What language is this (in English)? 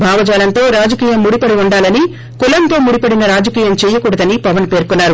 Telugu